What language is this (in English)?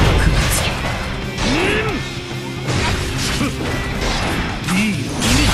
Japanese